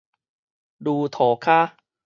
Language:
Min Nan Chinese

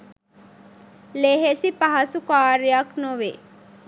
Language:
Sinhala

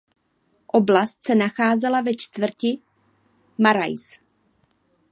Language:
Czech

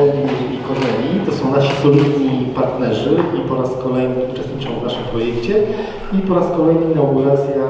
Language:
Polish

